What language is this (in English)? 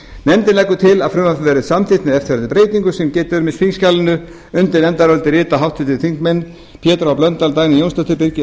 Icelandic